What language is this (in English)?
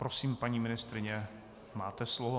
Czech